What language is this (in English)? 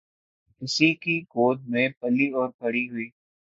Urdu